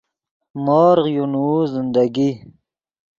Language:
Yidgha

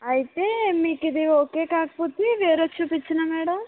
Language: Telugu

